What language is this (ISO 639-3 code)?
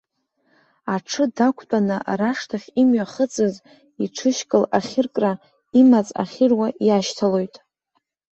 abk